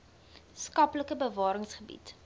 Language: Afrikaans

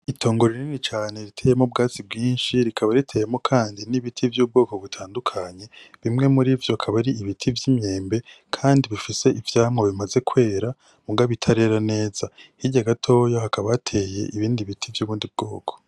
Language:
Rundi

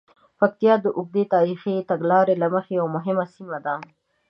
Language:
Pashto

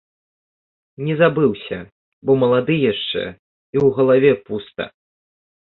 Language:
Belarusian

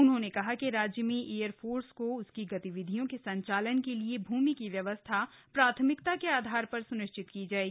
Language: Hindi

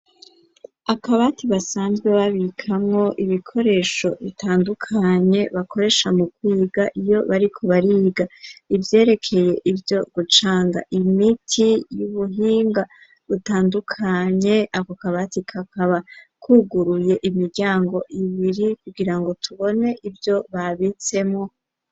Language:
Rundi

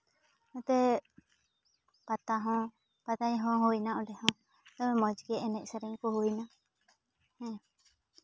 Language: Santali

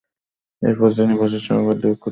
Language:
Bangla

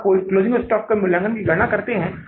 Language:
Hindi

